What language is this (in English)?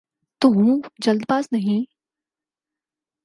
Urdu